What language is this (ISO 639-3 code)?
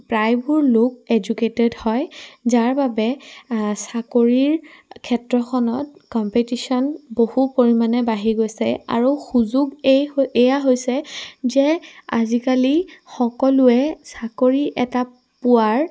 asm